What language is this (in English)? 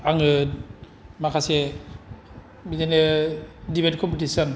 Bodo